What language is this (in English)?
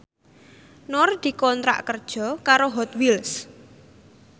Javanese